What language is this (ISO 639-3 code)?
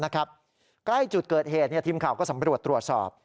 tha